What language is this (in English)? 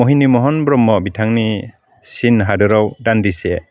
Bodo